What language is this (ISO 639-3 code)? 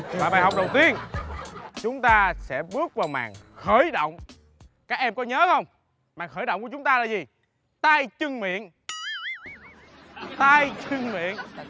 vie